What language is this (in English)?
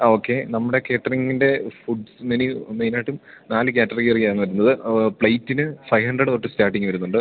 Malayalam